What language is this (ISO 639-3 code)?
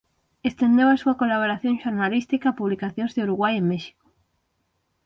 glg